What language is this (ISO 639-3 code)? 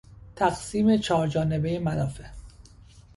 fas